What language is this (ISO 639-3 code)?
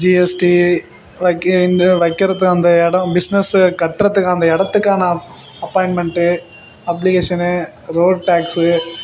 tam